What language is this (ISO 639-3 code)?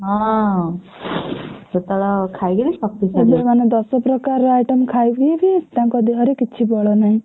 ori